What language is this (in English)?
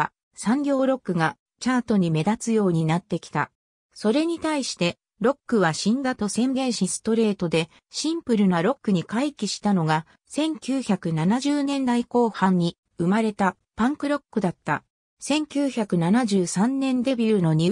Japanese